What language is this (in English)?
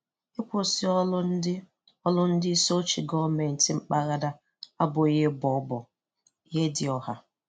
Igbo